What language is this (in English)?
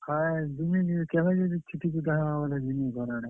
Odia